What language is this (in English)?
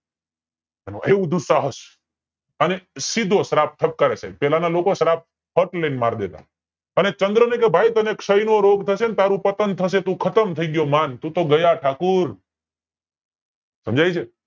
Gujarati